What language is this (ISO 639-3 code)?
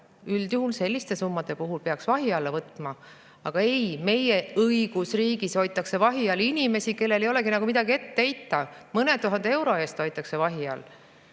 est